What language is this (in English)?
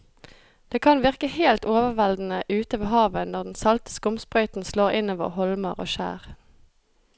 Norwegian